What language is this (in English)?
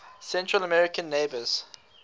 English